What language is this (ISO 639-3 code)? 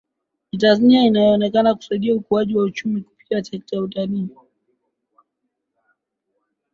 swa